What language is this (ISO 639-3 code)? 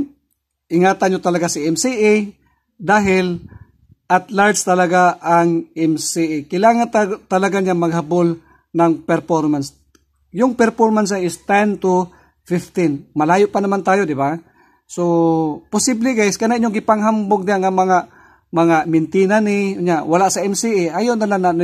fil